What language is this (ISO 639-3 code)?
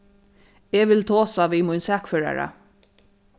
fao